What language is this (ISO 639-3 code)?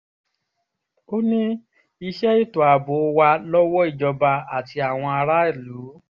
yor